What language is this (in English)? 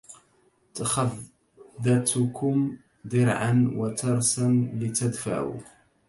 Arabic